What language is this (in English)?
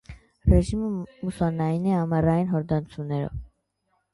Armenian